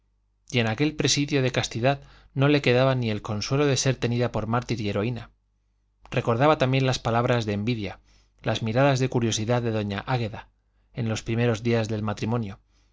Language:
Spanish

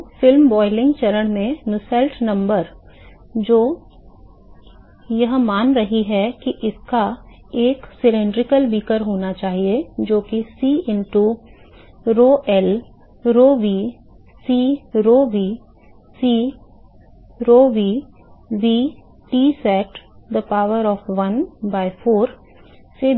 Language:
Hindi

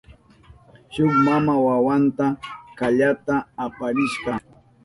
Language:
Southern Pastaza Quechua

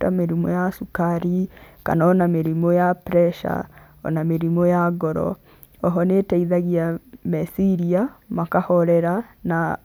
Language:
Kikuyu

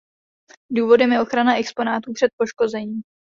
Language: Czech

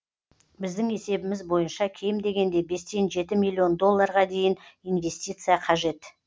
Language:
Kazakh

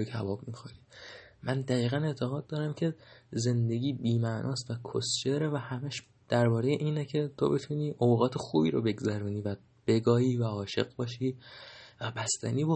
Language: Persian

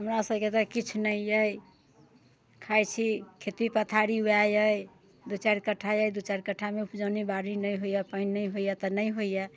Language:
Maithili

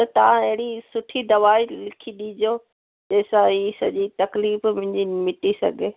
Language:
Sindhi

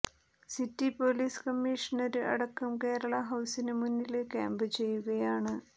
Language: Malayalam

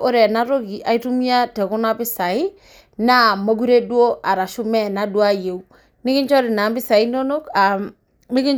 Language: Masai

